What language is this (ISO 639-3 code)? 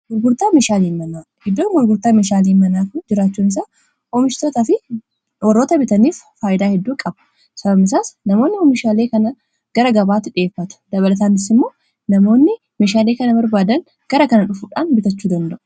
orm